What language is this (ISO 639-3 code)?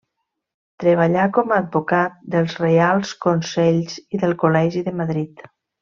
cat